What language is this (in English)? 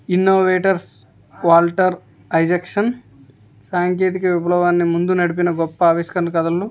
Telugu